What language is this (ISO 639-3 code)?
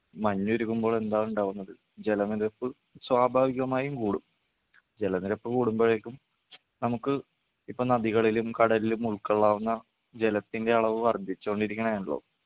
mal